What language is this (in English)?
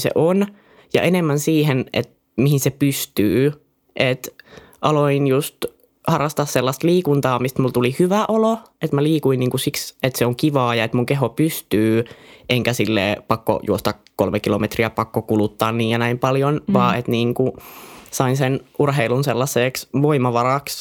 Finnish